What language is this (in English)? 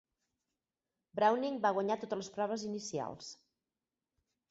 Catalan